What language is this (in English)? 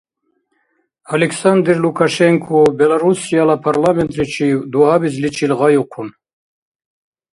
Dargwa